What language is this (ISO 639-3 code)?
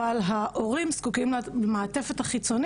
heb